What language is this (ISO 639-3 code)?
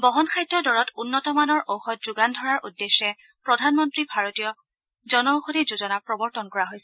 asm